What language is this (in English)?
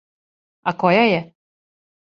Serbian